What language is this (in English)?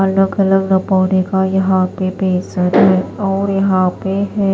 Hindi